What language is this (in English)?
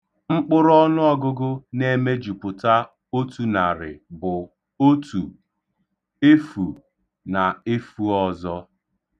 Igbo